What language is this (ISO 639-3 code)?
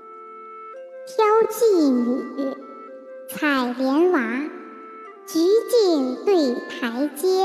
zho